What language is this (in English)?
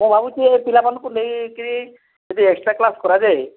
Odia